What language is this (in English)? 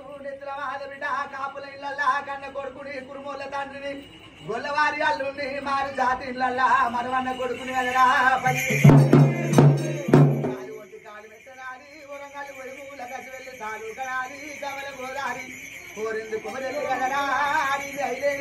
Arabic